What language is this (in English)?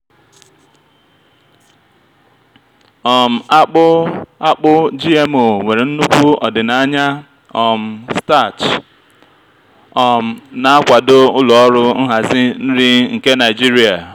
Igbo